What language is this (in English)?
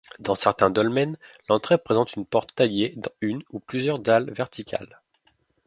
French